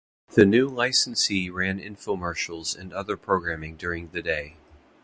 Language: English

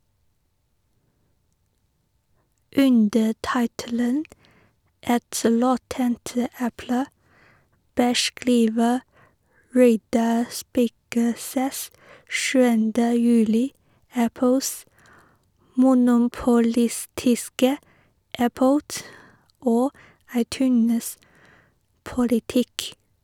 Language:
Norwegian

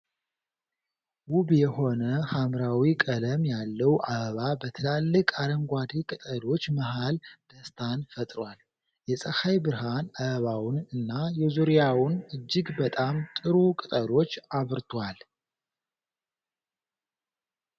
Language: Amharic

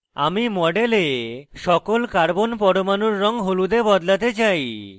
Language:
Bangla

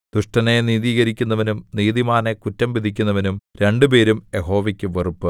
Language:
Malayalam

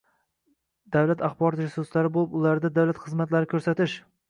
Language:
Uzbek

